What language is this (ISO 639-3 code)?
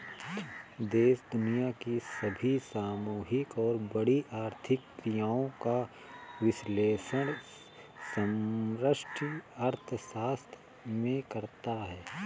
hin